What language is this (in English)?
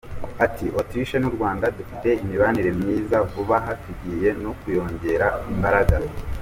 Kinyarwanda